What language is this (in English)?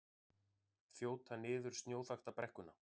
Icelandic